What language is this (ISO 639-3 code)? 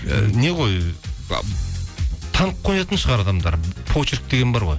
kaz